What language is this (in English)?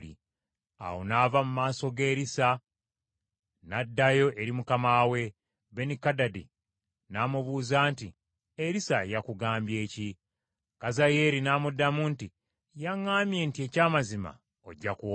Ganda